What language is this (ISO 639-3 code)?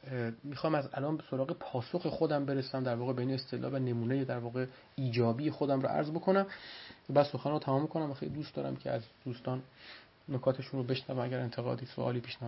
fas